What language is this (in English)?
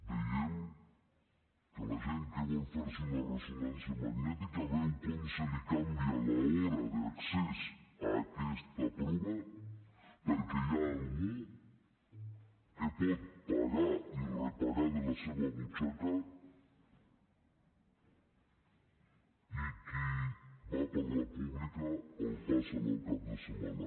Catalan